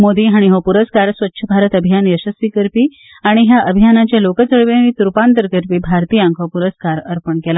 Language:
Konkani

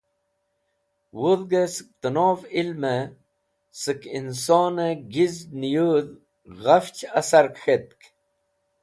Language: Wakhi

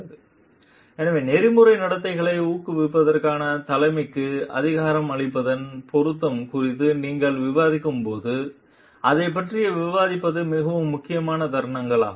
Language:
Tamil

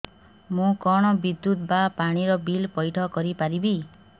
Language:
Odia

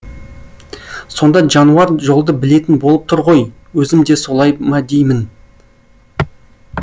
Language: Kazakh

